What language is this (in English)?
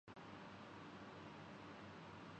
Urdu